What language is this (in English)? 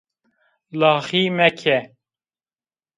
Zaza